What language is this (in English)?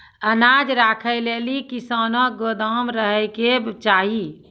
Maithili